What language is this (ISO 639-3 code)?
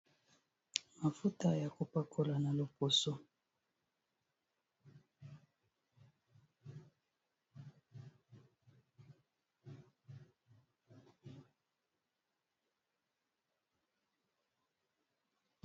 lin